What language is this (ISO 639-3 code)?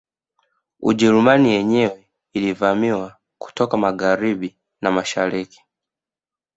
swa